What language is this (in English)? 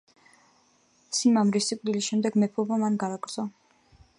Georgian